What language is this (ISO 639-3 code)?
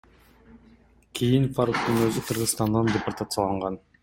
kir